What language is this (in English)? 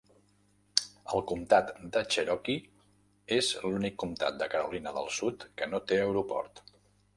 Catalan